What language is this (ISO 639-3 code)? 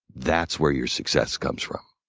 eng